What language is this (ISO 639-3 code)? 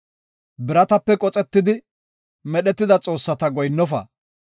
gof